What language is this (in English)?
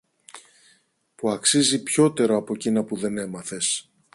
Greek